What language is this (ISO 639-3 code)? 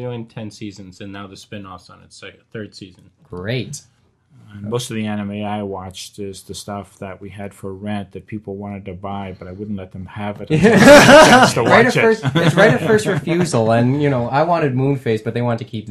eng